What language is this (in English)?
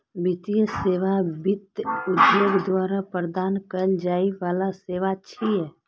Maithili